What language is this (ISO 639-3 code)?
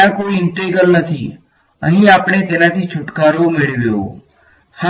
guj